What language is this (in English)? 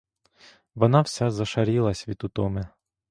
Ukrainian